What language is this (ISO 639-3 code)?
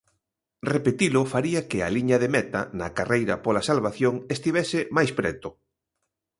glg